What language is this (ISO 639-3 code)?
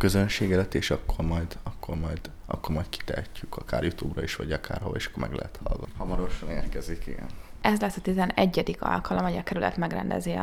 hun